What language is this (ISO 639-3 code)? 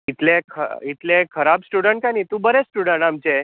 kok